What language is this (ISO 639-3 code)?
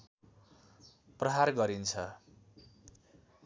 nep